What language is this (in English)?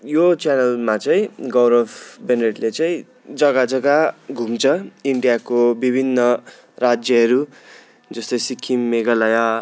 Nepali